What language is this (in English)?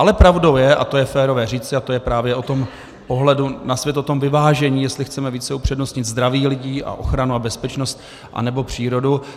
Czech